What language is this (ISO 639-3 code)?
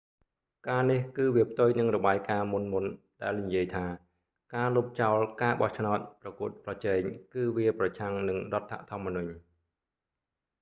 khm